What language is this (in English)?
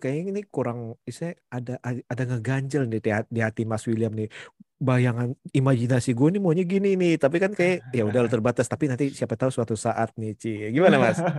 Indonesian